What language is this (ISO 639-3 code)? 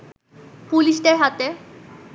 ben